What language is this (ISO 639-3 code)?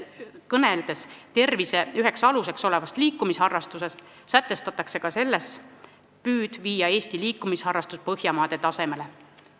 est